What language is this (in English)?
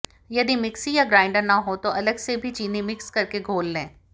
Hindi